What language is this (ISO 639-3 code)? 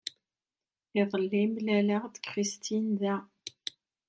kab